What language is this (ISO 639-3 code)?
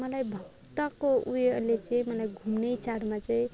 nep